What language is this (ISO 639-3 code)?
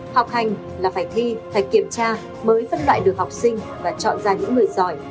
vie